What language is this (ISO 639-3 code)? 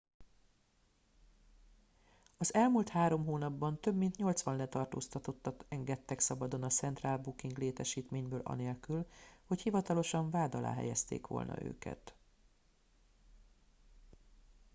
hun